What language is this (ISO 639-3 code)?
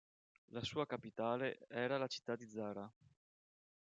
ita